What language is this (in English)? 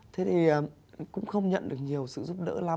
Vietnamese